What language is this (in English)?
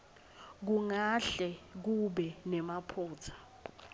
Swati